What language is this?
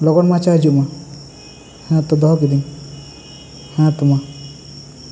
Santali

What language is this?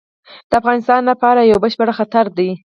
Pashto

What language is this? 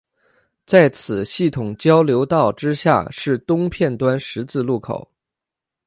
Chinese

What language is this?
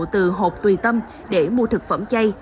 Vietnamese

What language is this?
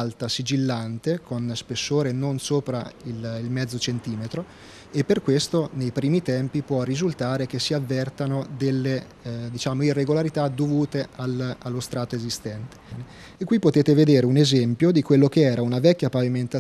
Italian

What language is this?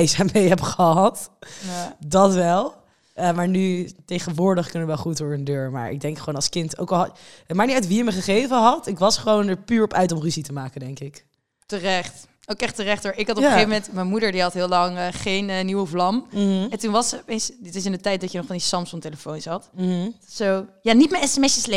Dutch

